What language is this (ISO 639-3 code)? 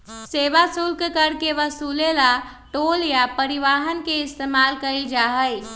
mag